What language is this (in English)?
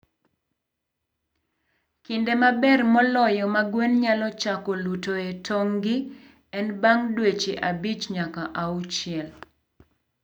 Luo (Kenya and Tanzania)